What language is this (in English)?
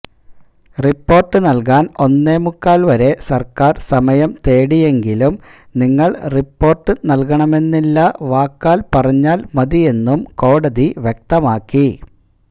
Malayalam